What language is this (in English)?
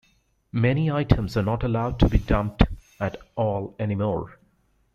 English